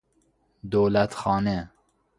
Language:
Persian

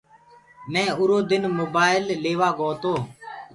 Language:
Gurgula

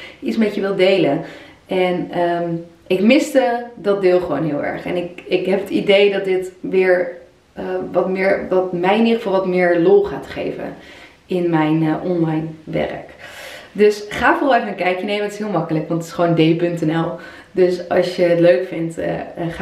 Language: Dutch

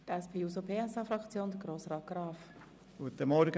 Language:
Swiss German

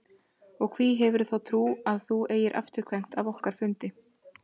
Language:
Icelandic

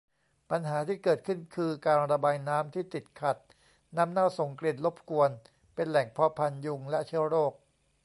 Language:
Thai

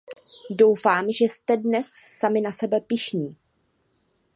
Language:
Czech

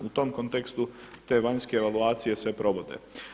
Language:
Croatian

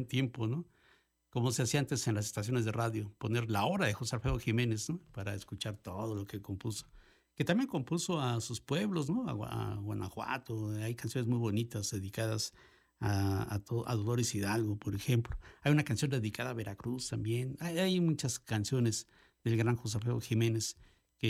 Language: Spanish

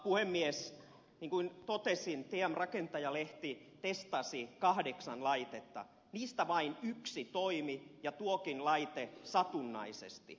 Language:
Finnish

